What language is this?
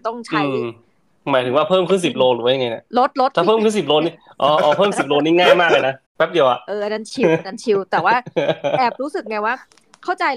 Thai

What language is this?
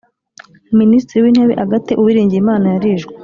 Kinyarwanda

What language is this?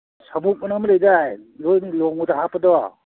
Manipuri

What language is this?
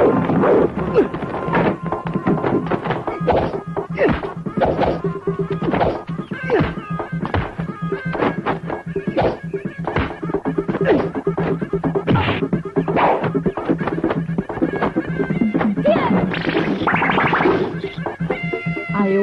Indonesian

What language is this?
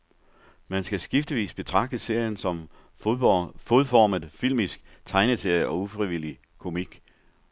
Danish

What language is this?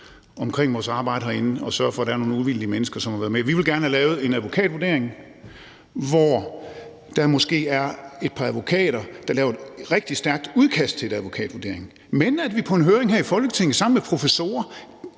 Danish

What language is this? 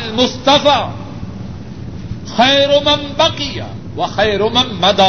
Urdu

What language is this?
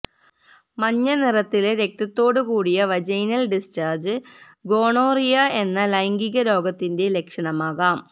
Malayalam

